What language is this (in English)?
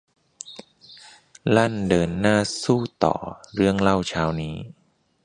Thai